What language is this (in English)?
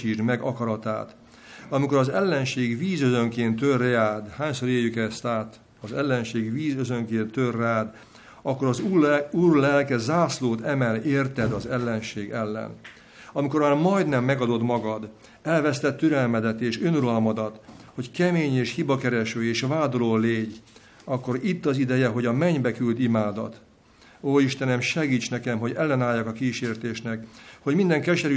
Hungarian